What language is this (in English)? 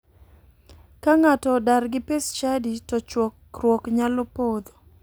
Luo (Kenya and Tanzania)